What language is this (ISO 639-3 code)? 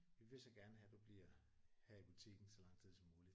dan